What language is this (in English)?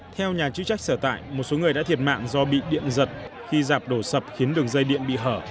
Vietnamese